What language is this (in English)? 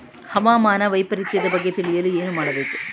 Kannada